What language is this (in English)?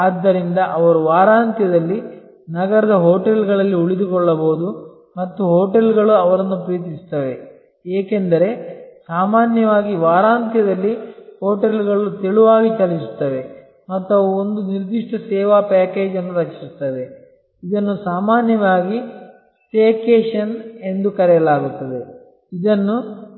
Kannada